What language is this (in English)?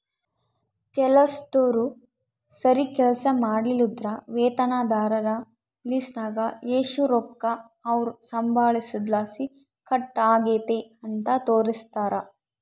Kannada